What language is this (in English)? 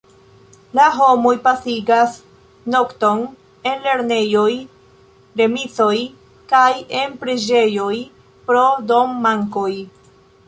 Esperanto